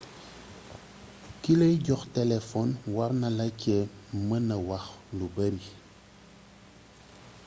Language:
Wolof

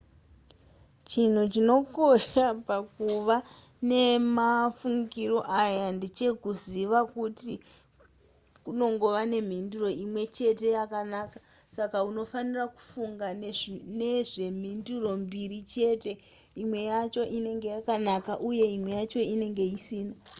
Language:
Shona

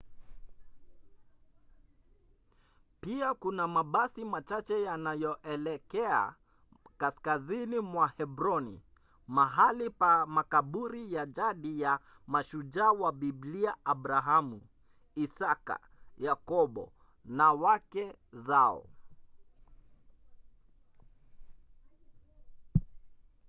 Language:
Swahili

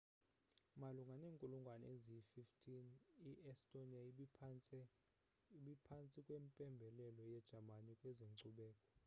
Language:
Xhosa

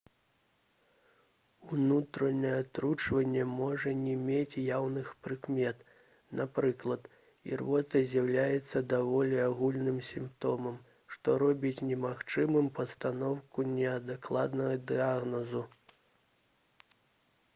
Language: Belarusian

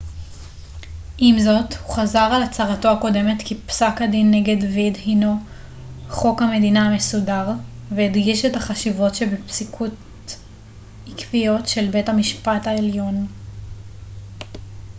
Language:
Hebrew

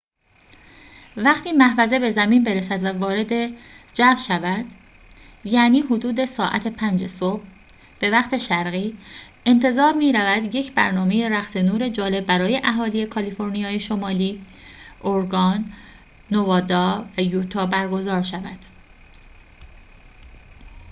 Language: Persian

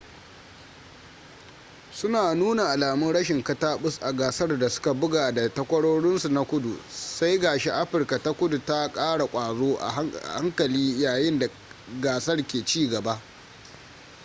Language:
Hausa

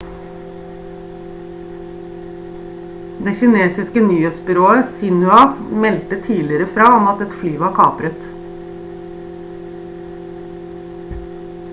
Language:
Norwegian Bokmål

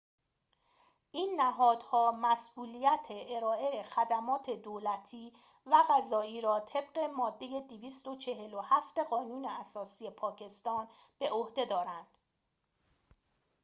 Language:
Persian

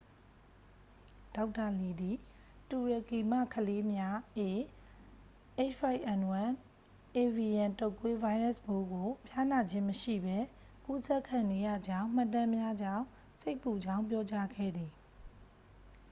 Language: Burmese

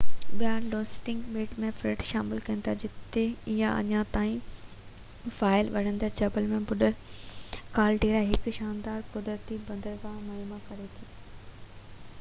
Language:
Sindhi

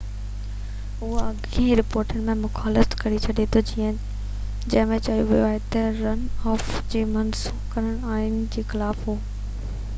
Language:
Sindhi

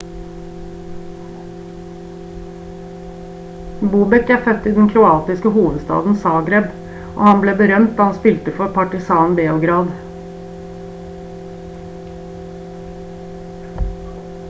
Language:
Norwegian Bokmål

